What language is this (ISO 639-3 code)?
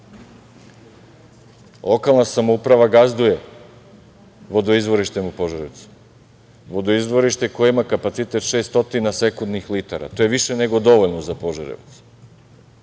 srp